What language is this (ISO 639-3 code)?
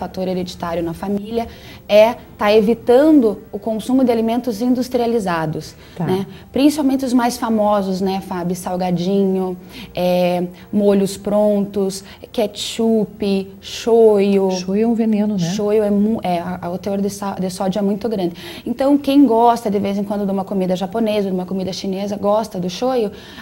por